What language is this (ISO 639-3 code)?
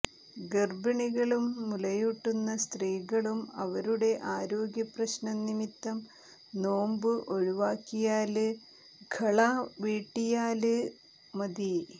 mal